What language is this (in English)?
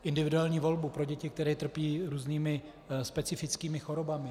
Czech